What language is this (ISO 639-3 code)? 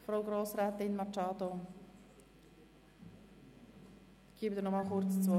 gsw